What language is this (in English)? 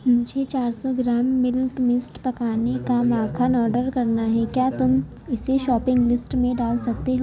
Urdu